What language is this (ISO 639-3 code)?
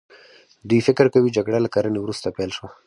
pus